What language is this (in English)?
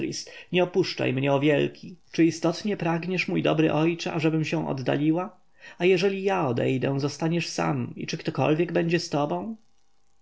Polish